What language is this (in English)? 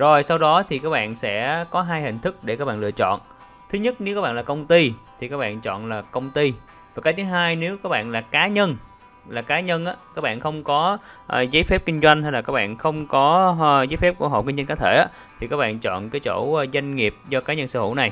Vietnamese